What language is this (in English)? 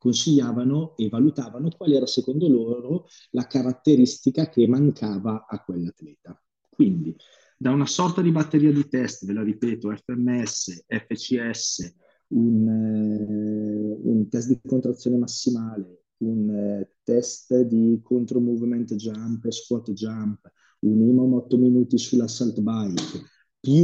Italian